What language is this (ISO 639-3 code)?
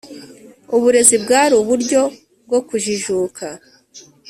kin